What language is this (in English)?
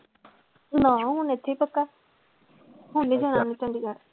Punjabi